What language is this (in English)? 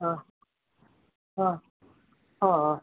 Punjabi